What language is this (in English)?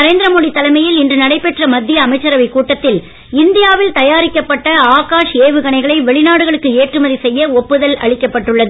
Tamil